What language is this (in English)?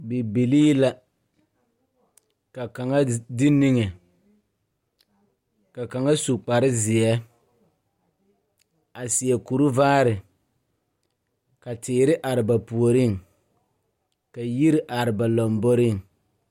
Southern Dagaare